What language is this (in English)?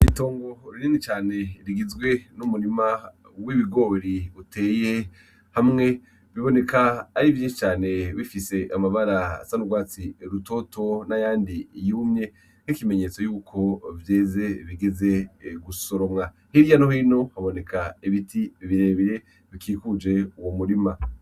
Rundi